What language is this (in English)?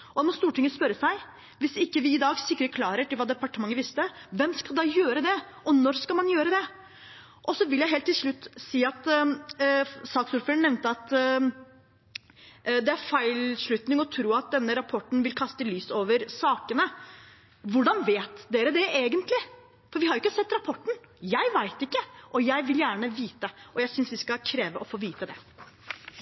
Norwegian Bokmål